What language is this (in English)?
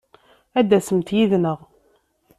Kabyle